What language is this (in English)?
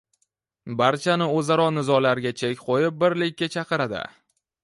Uzbek